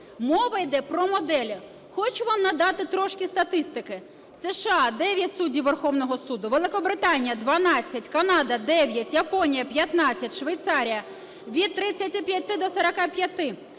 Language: Ukrainian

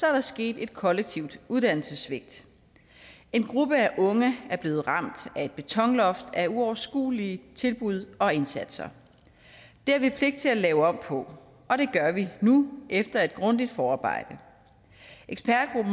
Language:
Danish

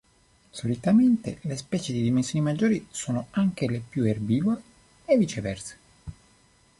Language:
Italian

